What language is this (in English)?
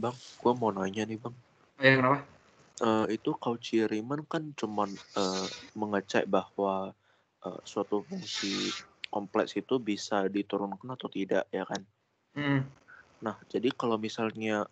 Indonesian